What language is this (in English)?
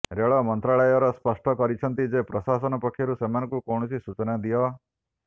Odia